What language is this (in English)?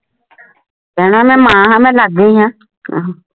Punjabi